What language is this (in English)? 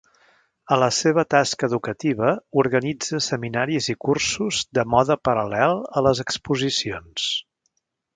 Catalan